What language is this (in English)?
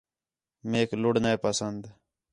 Khetrani